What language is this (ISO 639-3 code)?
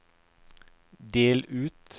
nor